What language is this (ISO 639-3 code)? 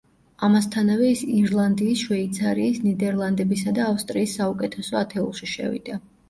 kat